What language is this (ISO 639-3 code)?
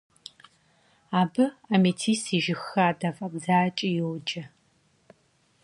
kbd